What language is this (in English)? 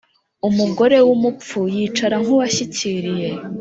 Kinyarwanda